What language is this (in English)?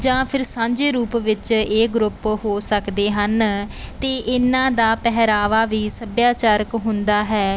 Punjabi